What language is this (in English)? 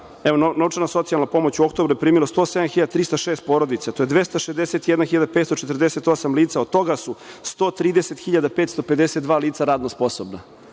Serbian